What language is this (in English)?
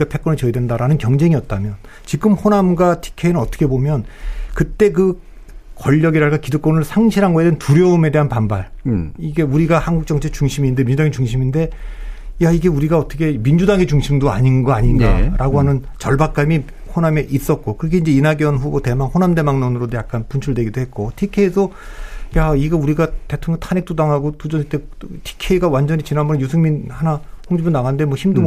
Korean